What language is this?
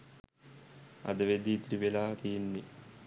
Sinhala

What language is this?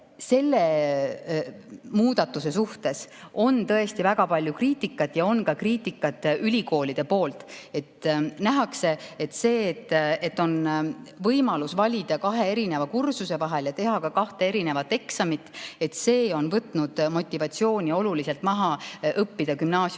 Estonian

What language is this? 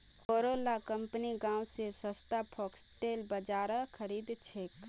Magahi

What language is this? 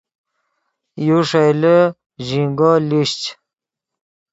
Yidgha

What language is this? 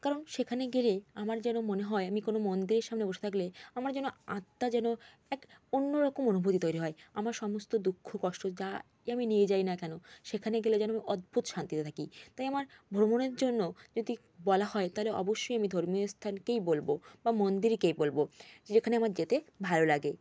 Bangla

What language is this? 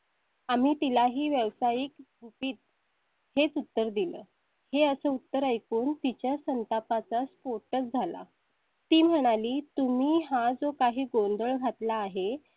Marathi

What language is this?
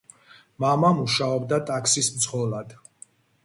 Georgian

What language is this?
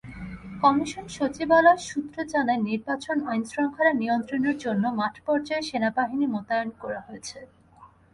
Bangla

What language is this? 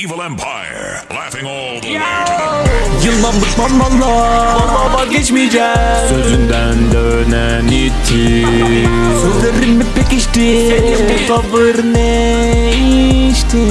Turkish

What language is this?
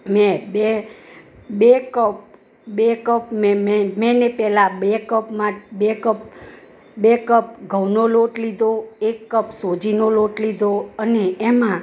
Gujarati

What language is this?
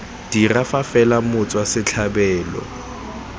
Tswana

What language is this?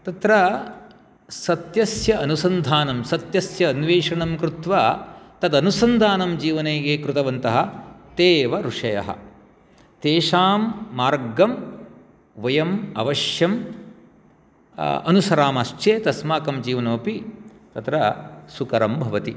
Sanskrit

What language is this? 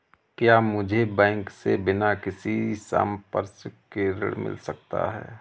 Hindi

